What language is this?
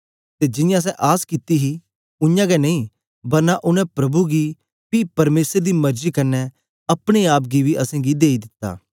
Dogri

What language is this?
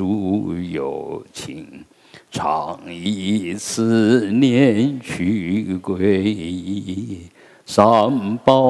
Chinese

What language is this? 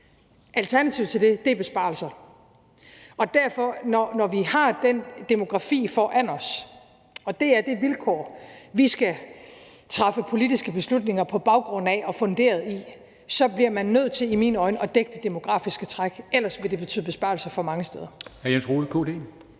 Danish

